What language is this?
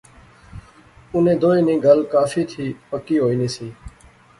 Pahari-Potwari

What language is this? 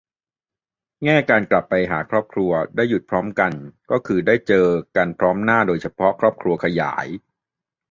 Thai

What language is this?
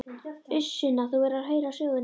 Icelandic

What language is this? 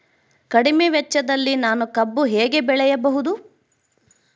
Kannada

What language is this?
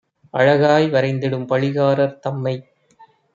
Tamil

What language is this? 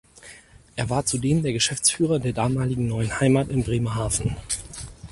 German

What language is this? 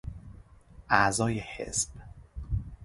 Persian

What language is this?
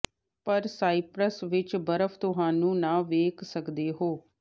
Punjabi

